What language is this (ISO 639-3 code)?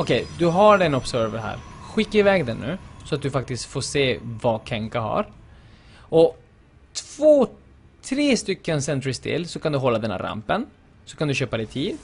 swe